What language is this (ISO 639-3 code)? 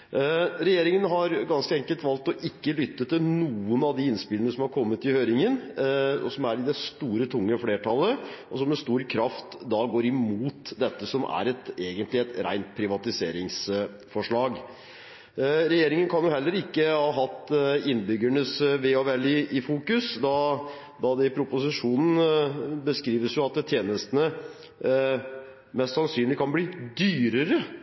nob